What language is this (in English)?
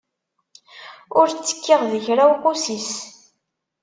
Kabyle